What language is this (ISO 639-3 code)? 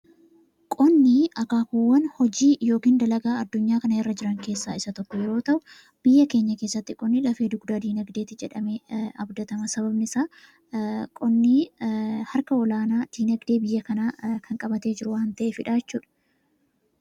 orm